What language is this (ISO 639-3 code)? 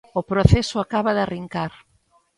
glg